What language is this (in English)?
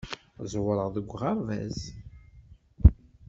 Kabyle